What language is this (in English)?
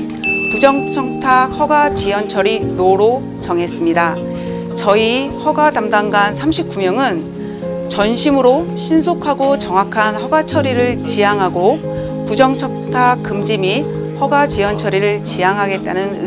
Korean